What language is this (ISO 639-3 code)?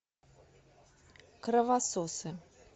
rus